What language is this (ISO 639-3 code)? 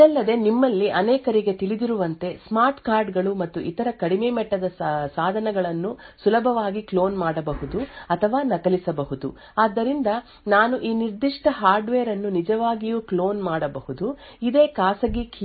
kan